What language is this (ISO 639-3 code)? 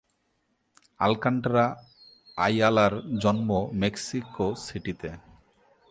ben